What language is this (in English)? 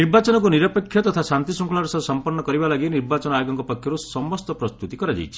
Odia